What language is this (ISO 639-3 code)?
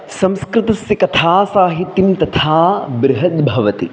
san